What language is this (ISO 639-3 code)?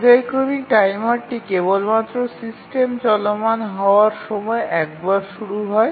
ben